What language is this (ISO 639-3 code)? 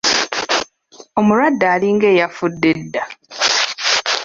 lug